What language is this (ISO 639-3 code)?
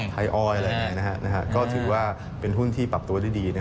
tha